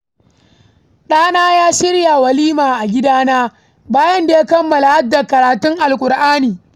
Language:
Hausa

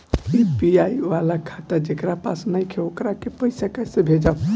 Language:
Bhojpuri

